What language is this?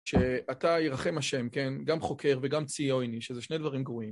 Hebrew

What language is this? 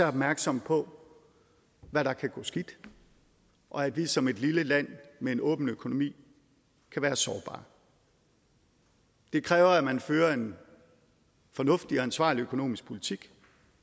Danish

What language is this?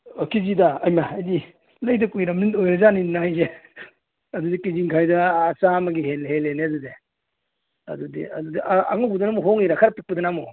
Manipuri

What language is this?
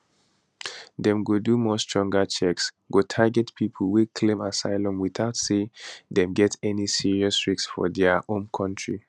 Nigerian Pidgin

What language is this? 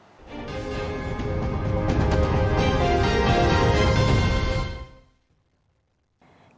Vietnamese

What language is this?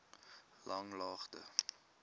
Afrikaans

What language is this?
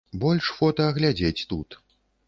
Belarusian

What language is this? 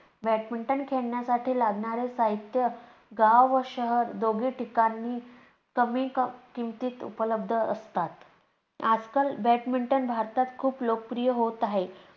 Marathi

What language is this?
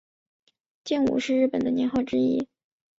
Chinese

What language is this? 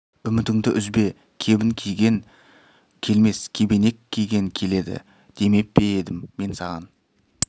Kazakh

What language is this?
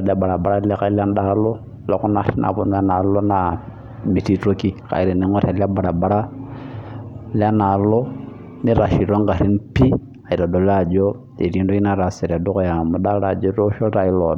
Masai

